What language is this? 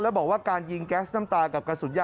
Thai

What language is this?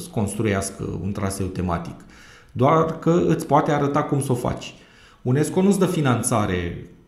Romanian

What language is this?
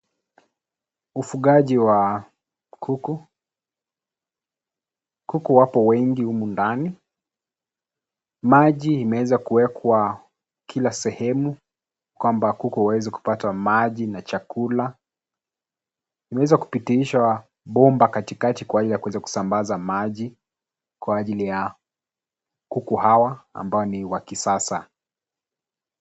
Swahili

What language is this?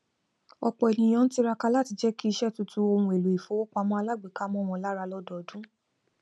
Yoruba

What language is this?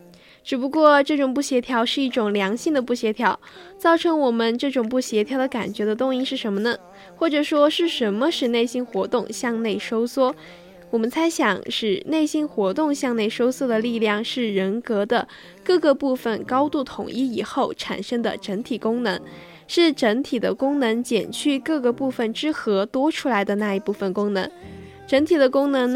Chinese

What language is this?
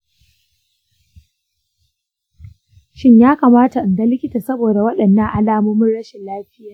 Hausa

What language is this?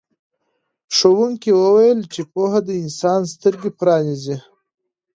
Pashto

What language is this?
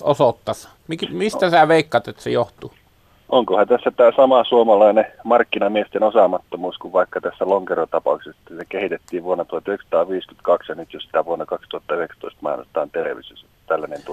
Finnish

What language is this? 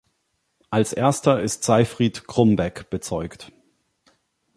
German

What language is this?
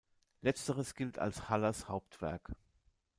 German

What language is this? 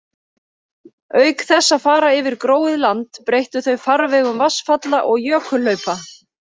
Icelandic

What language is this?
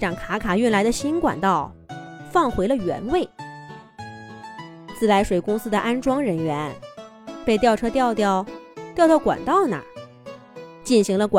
Chinese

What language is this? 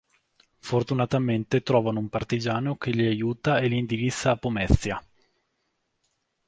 Italian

